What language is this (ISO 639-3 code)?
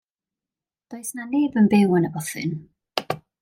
cym